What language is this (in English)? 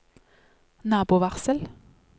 Norwegian